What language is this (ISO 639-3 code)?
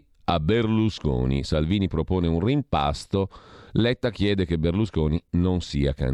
ita